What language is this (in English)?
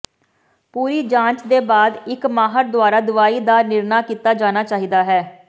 Punjabi